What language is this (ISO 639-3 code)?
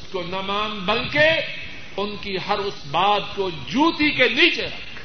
urd